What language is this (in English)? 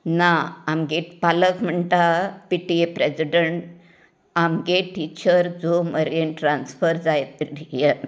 Konkani